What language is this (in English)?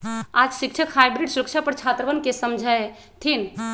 Magahi